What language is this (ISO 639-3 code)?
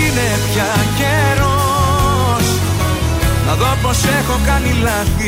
ell